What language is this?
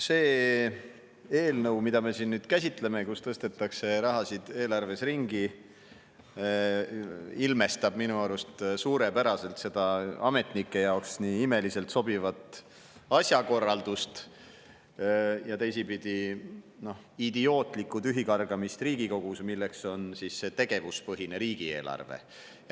Estonian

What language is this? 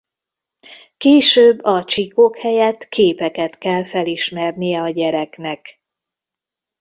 Hungarian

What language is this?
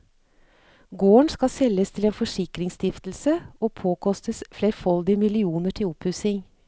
Norwegian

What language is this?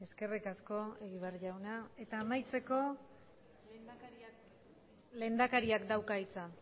Basque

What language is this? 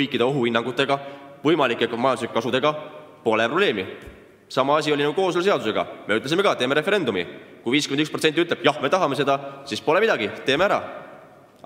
Finnish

